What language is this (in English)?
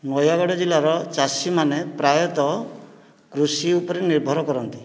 Odia